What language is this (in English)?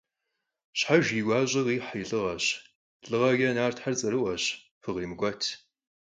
Kabardian